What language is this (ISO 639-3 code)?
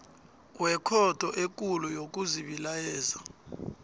nbl